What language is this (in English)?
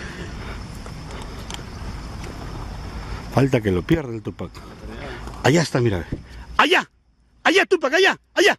Spanish